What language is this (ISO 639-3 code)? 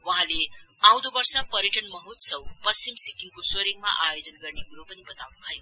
nep